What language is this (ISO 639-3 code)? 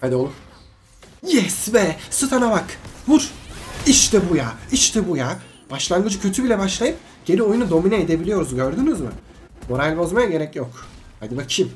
tur